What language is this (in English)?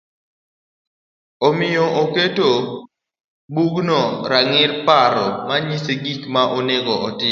Luo (Kenya and Tanzania)